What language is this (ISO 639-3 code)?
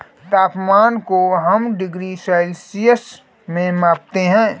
hin